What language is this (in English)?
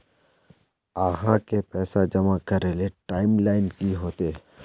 Magahi